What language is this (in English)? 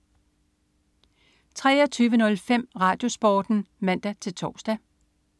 Danish